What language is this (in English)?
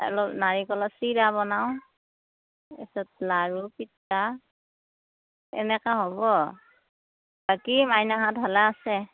Assamese